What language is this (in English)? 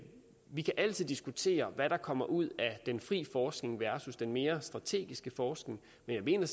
Danish